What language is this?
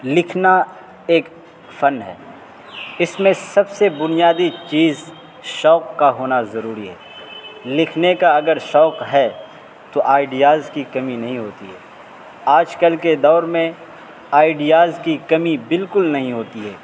Urdu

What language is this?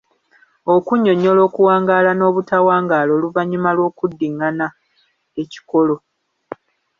Ganda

